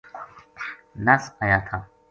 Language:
Gujari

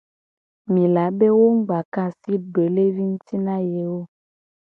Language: Gen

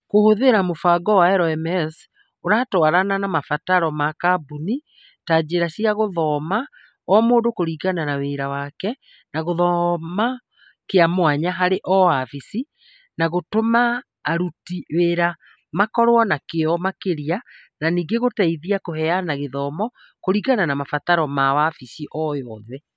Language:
Kikuyu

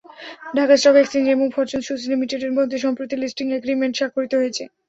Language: Bangla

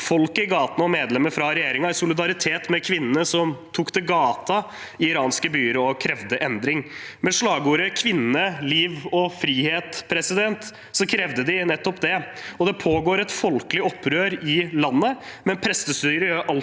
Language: Norwegian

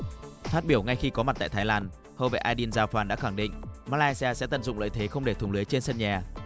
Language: Vietnamese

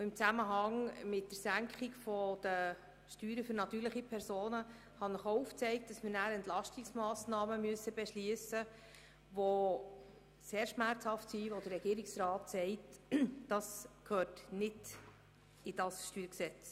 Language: Swiss German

